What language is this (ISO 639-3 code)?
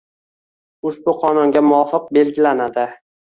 uzb